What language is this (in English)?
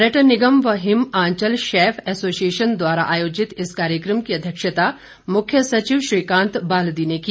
Hindi